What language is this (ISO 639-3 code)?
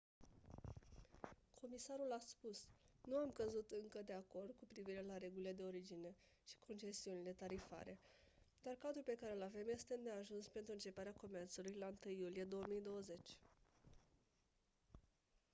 ron